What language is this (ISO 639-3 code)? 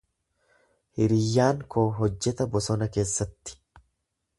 orm